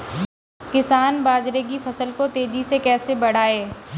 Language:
Hindi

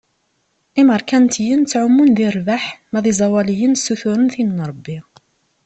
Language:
Kabyle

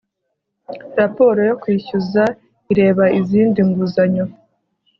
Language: Kinyarwanda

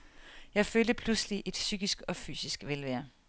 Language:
Danish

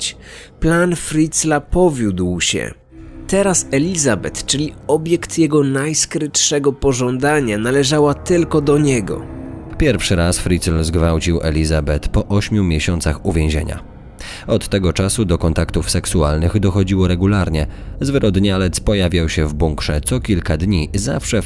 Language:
Polish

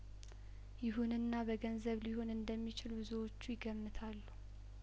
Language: Amharic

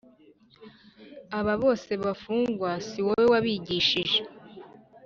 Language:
Kinyarwanda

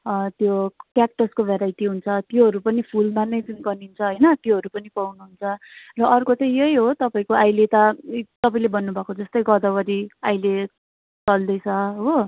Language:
Nepali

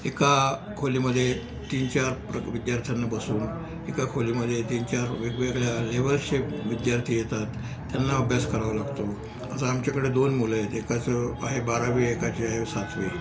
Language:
Marathi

